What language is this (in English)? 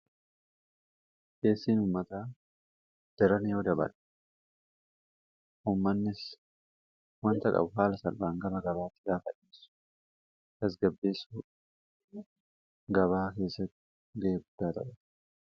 Oromo